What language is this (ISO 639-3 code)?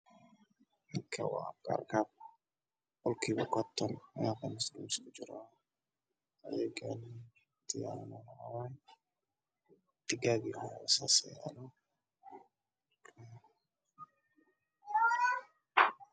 som